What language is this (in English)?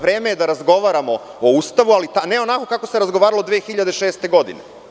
Serbian